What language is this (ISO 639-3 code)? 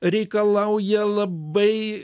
lit